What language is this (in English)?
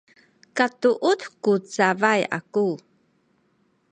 Sakizaya